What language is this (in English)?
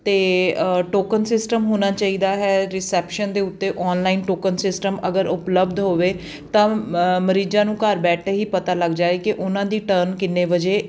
Punjabi